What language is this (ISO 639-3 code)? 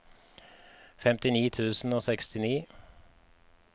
nor